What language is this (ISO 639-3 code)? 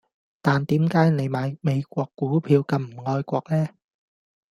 yue